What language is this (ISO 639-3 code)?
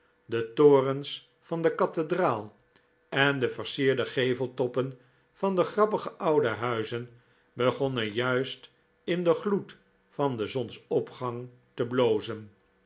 nld